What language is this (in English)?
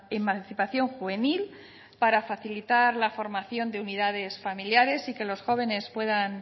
Spanish